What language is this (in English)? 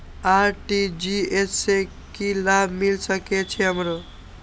Maithili